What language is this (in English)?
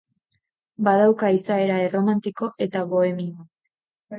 Basque